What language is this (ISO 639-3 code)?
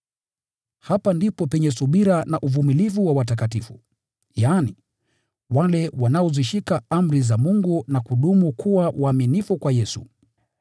swa